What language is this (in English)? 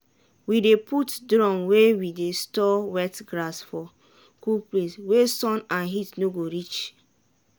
Nigerian Pidgin